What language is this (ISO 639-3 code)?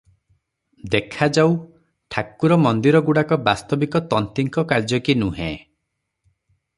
ori